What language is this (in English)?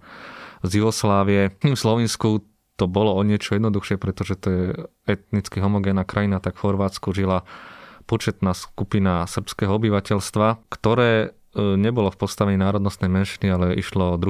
Slovak